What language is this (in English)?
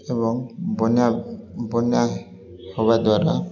Odia